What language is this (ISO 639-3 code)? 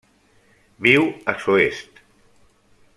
cat